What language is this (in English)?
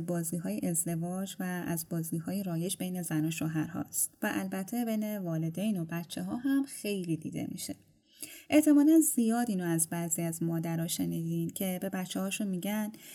Persian